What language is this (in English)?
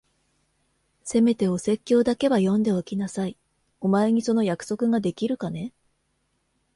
Japanese